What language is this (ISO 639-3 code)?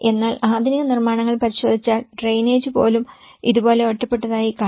mal